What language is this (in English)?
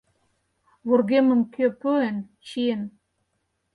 Mari